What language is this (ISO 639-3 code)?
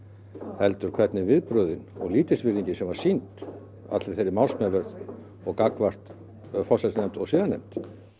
isl